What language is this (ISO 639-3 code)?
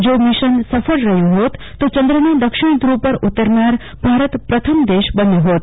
guj